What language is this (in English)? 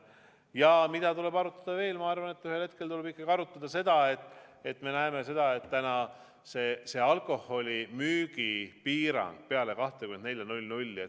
Estonian